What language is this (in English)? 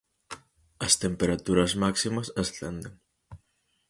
Galician